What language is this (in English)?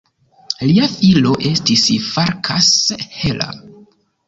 Esperanto